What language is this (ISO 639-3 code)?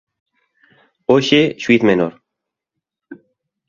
glg